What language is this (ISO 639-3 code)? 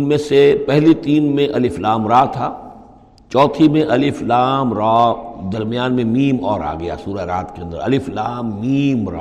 urd